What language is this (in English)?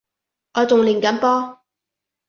Cantonese